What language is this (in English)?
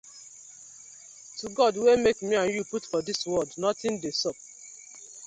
Nigerian Pidgin